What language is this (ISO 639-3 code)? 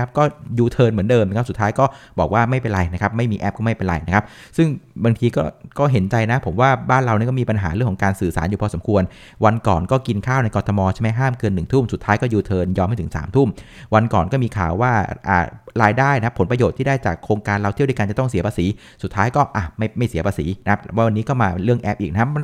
tha